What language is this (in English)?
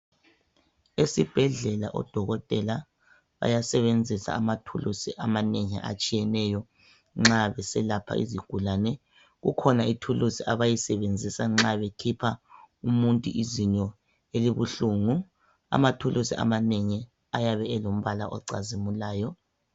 North Ndebele